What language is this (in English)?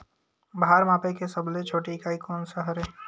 Chhattisgarhi